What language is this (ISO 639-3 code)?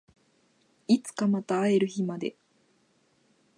jpn